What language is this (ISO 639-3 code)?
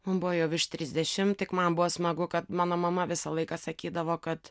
lit